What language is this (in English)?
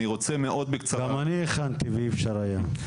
Hebrew